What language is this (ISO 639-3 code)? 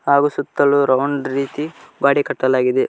kan